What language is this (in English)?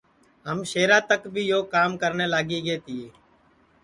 Sansi